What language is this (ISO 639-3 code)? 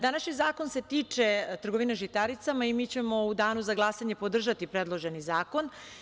srp